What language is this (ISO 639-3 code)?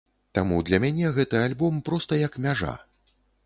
bel